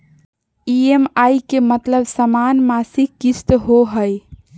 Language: Magahi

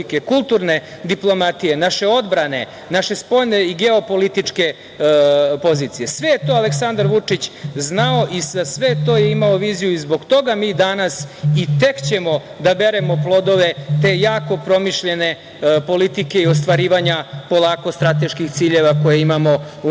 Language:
Serbian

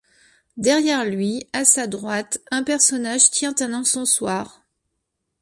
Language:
French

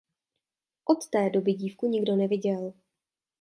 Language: Czech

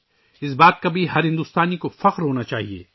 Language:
Urdu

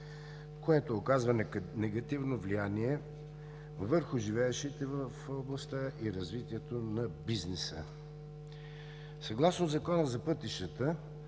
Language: Bulgarian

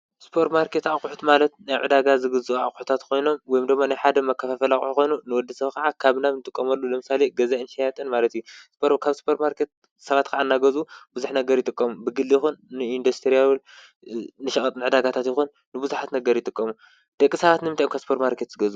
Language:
Tigrinya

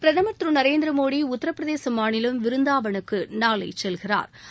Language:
Tamil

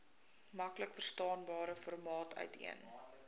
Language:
Afrikaans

